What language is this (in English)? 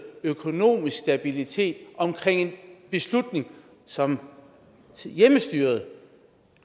Danish